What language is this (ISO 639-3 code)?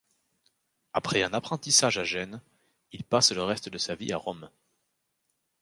fra